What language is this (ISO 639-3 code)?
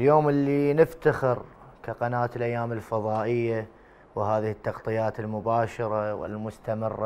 ara